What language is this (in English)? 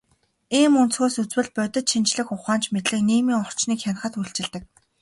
Mongolian